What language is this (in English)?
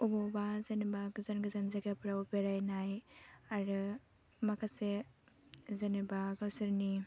Bodo